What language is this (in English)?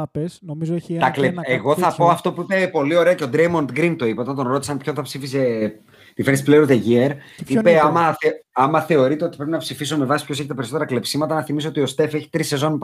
Greek